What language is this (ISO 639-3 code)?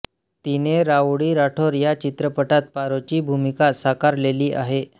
mar